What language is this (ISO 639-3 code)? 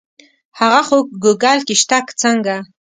pus